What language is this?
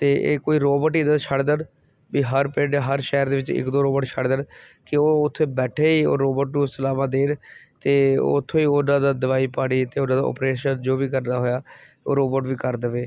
Punjabi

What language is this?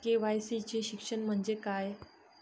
Marathi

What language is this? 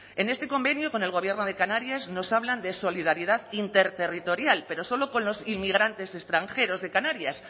Spanish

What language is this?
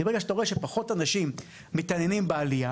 Hebrew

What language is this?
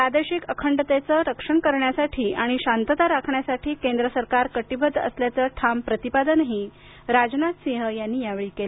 Marathi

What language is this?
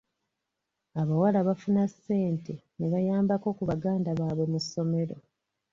Ganda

